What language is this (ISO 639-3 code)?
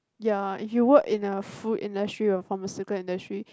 eng